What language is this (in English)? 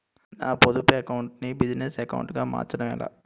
Telugu